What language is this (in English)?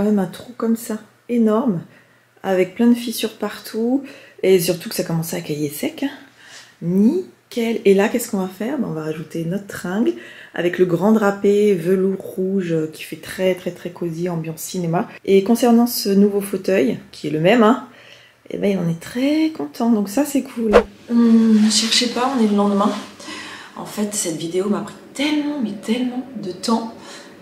French